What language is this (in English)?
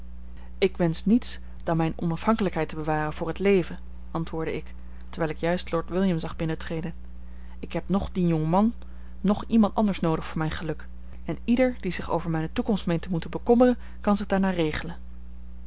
Dutch